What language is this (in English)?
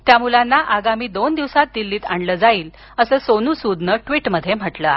Marathi